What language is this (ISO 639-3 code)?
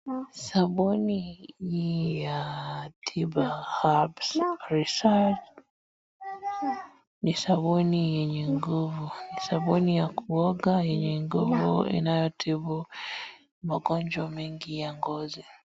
swa